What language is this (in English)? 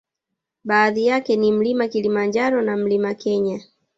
Swahili